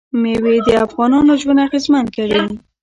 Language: Pashto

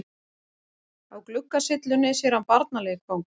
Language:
Icelandic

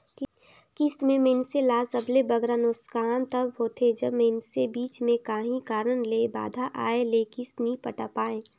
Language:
Chhattisgarhi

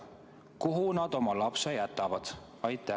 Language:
Estonian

